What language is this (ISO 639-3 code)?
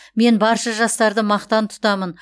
kaz